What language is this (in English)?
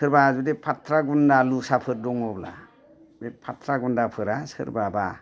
Bodo